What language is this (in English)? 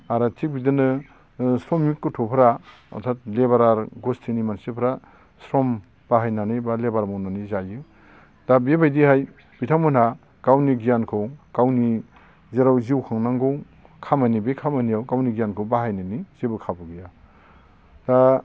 Bodo